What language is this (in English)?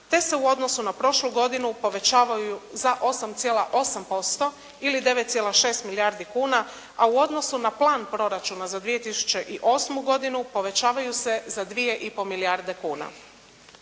Croatian